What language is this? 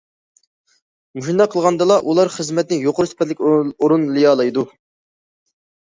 Uyghur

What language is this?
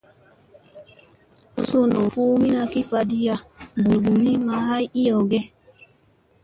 Musey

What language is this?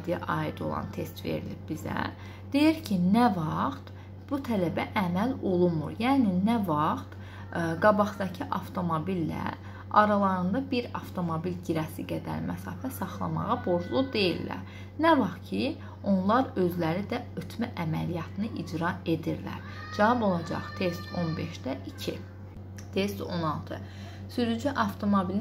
Turkish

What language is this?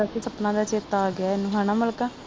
Punjabi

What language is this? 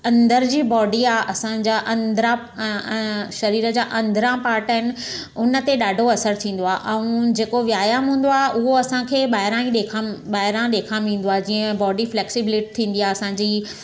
Sindhi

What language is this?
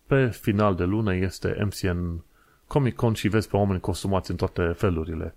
Romanian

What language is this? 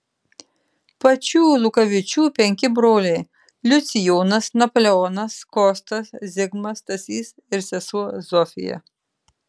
Lithuanian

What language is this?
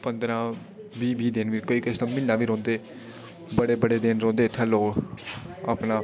Dogri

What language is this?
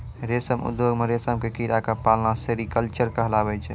Maithili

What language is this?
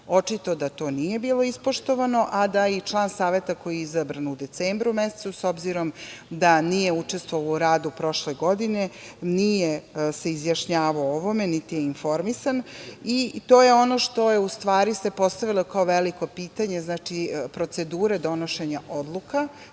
Serbian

